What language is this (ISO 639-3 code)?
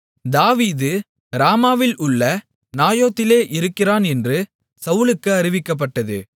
tam